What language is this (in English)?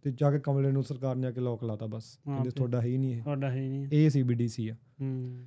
Punjabi